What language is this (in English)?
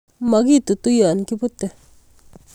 Kalenjin